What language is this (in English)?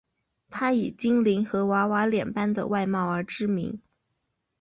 Chinese